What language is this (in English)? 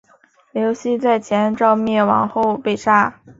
Chinese